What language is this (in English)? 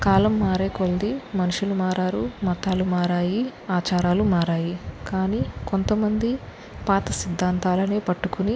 Telugu